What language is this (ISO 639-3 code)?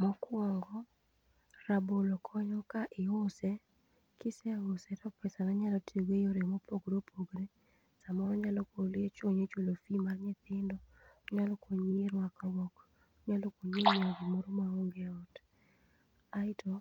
luo